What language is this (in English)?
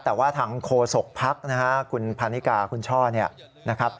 Thai